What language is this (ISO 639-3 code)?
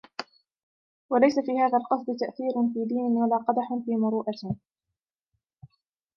ara